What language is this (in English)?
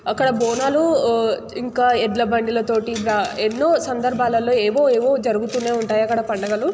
Telugu